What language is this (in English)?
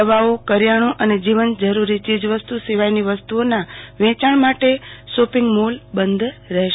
Gujarati